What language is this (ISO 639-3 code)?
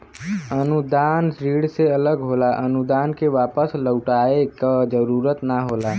bho